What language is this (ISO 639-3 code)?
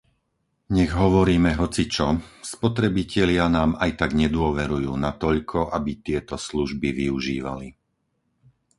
slk